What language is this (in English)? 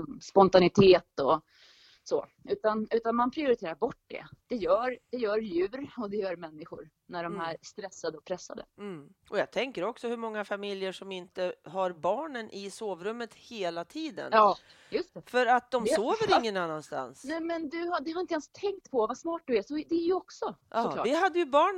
Swedish